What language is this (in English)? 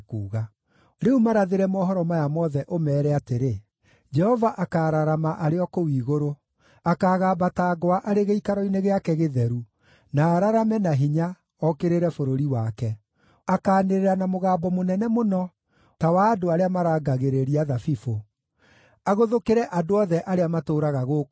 Kikuyu